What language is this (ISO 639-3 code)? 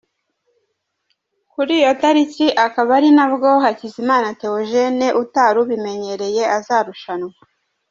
kin